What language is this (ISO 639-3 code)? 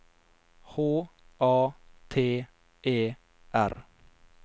nor